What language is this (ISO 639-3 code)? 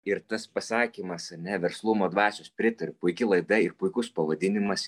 lit